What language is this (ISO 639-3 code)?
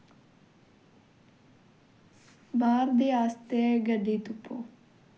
doi